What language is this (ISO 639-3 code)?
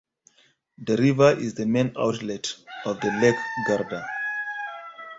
eng